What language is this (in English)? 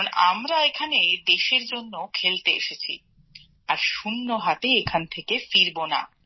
Bangla